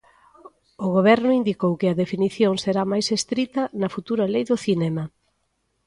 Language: Galician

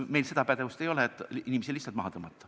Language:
Estonian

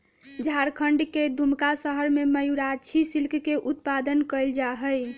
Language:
Magahi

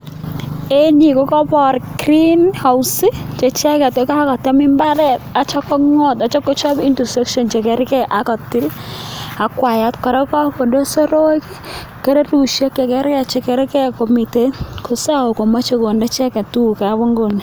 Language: Kalenjin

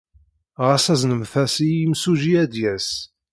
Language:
Kabyle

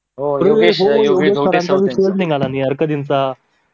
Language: Marathi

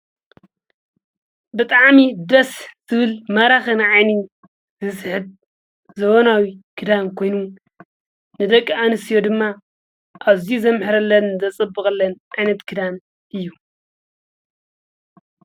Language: Tigrinya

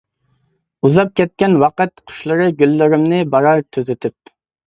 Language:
Uyghur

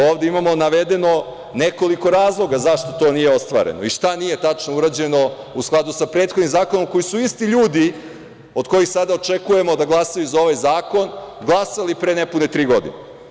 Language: Serbian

